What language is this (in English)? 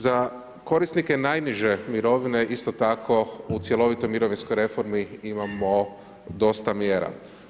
Croatian